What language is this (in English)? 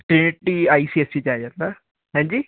Punjabi